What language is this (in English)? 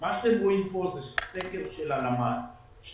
Hebrew